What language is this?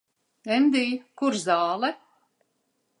Latvian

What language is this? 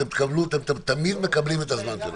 Hebrew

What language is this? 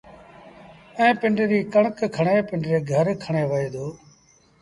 Sindhi Bhil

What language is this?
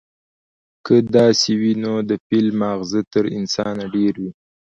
Pashto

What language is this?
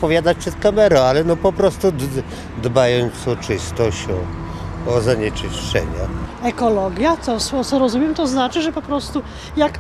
Polish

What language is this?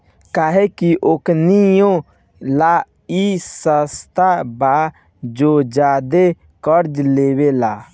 Bhojpuri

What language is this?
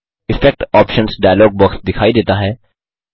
Hindi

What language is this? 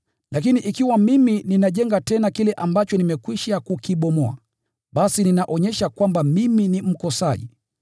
Swahili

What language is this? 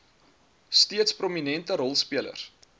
Afrikaans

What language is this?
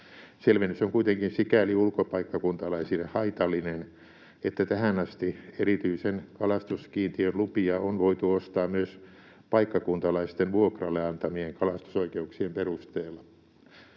Finnish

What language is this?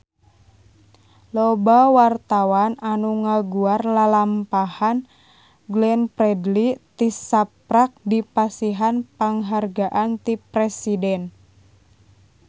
Sundanese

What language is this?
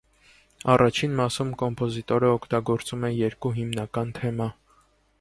Armenian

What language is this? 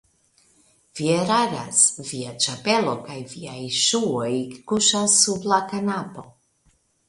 Esperanto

